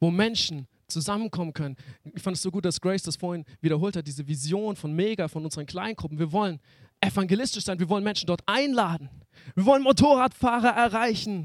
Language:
German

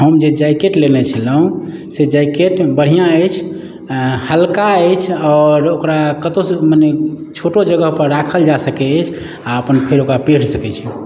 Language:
Maithili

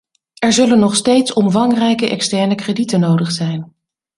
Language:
Dutch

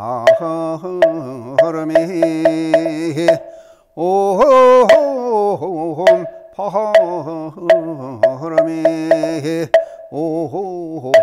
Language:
Korean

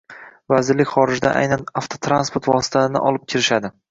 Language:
Uzbek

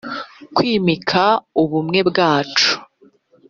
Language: Kinyarwanda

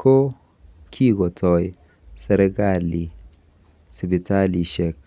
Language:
Kalenjin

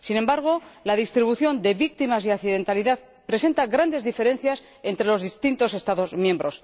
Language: Spanish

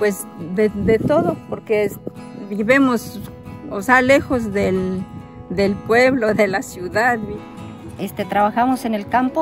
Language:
Spanish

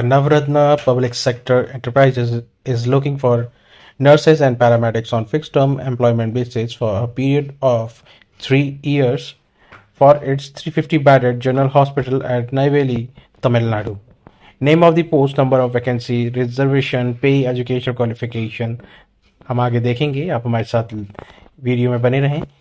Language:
Hindi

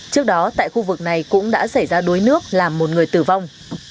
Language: Vietnamese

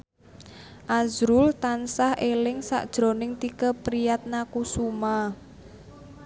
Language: Javanese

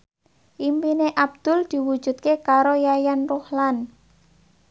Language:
Javanese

